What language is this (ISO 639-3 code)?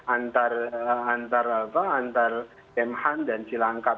ind